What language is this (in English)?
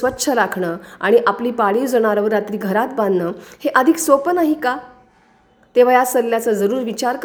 Marathi